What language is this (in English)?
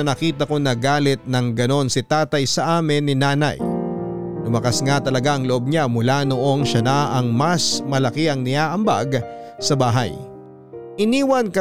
Filipino